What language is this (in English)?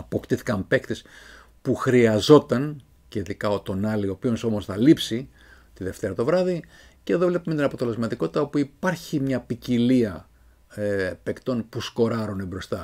Greek